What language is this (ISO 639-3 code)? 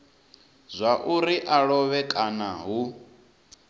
ven